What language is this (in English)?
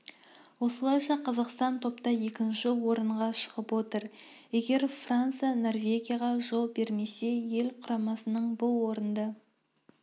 Kazakh